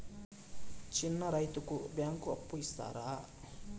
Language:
Telugu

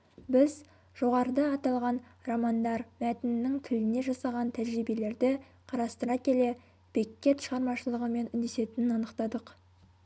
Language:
Kazakh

